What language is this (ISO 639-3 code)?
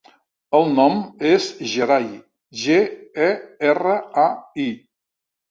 cat